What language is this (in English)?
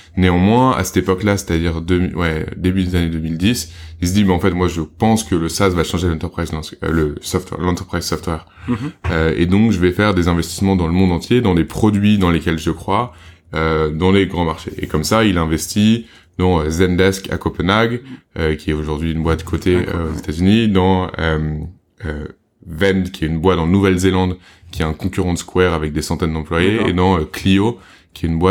French